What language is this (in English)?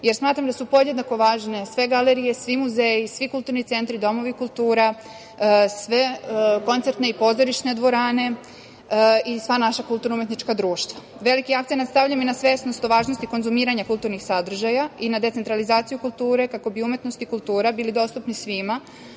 Serbian